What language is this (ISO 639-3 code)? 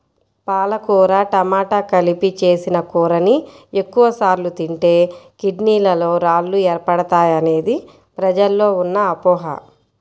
tel